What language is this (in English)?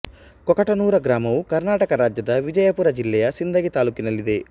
Kannada